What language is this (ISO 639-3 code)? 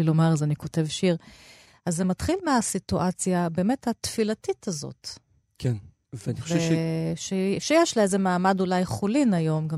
heb